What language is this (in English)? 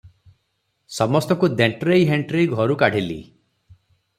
Odia